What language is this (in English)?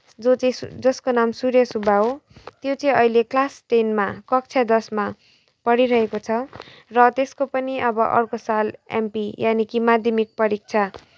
Nepali